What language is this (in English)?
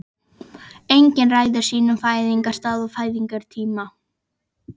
Icelandic